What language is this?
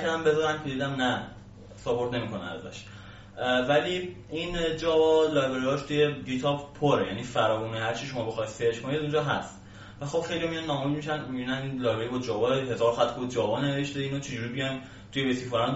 Persian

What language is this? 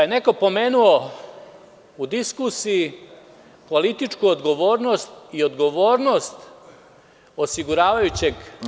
Serbian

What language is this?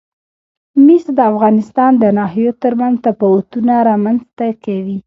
Pashto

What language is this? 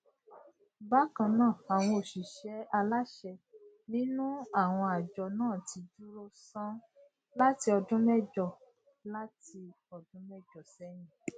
Yoruba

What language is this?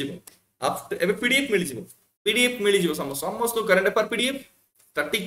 Hindi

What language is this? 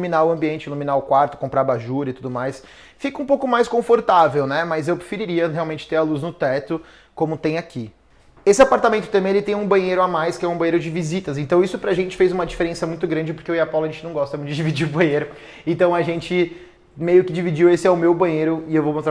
Portuguese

